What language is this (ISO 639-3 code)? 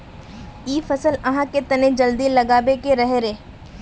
mag